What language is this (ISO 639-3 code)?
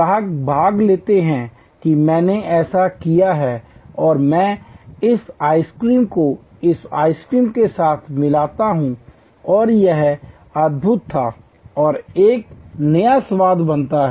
hin